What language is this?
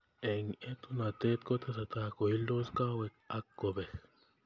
Kalenjin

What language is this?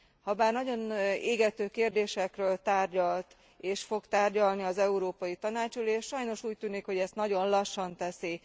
Hungarian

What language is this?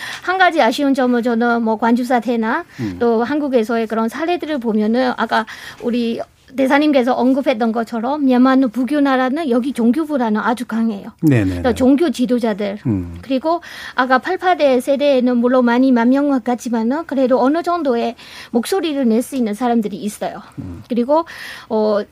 Korean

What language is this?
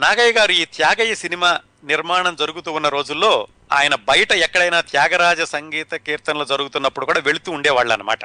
Telugu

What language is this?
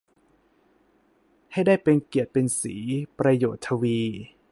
Thai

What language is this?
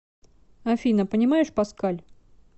Russian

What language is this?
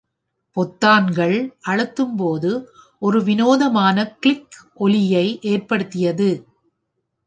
Tamil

